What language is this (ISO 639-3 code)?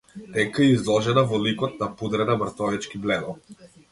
mkd